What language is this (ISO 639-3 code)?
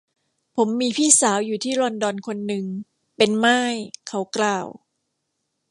tha